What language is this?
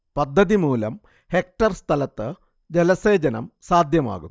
Malayalam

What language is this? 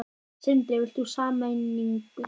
Icelandic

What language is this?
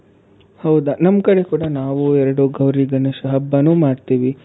Kannada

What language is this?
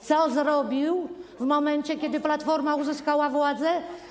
Polish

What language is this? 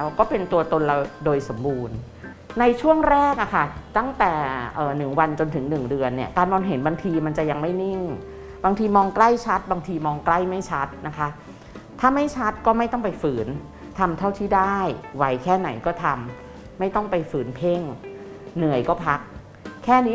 Thai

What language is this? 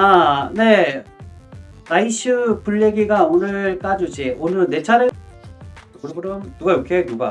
Korean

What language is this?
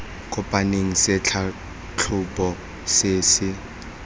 Tswana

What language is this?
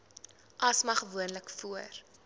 Afrikaans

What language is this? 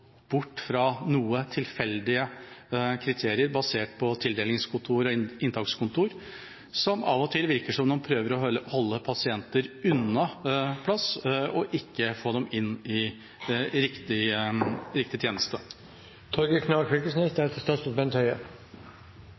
Norwegian Bokmål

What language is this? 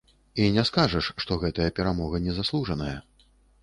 Belarusian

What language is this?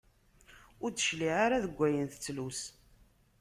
Kabyle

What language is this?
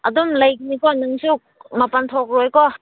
Manipuri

